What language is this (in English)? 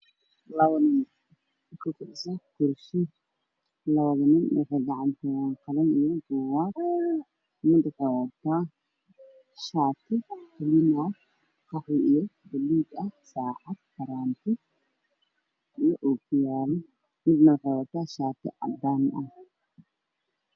Somali